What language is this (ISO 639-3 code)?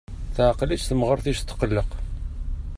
kab